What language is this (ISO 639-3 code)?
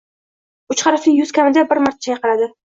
uzb